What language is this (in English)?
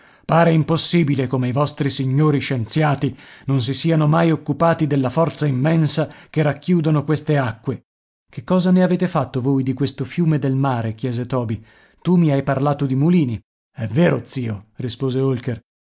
Italian